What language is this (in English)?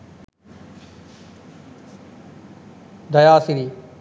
Sinhala